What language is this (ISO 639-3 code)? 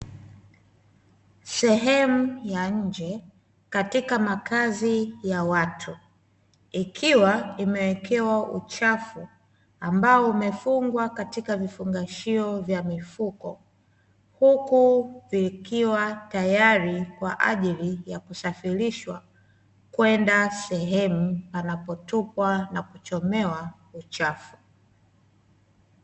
swa